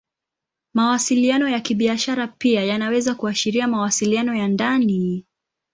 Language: Swahili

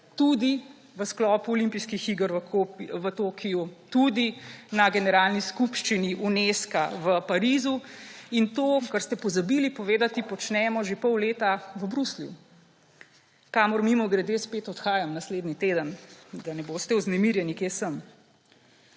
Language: Slovenian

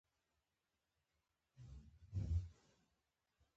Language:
Pashto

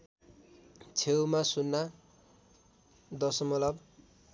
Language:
Nepali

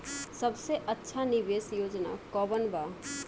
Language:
Bhojpuri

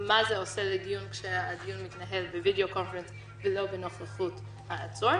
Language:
Hebrew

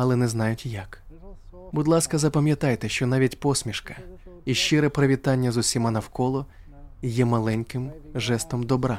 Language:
Ukrainian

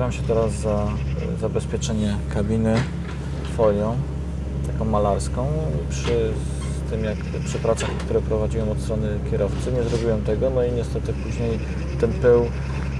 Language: Polish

